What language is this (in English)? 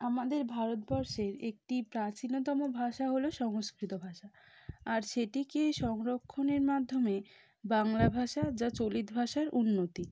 Bangla